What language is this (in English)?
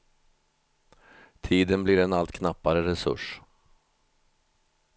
Swedish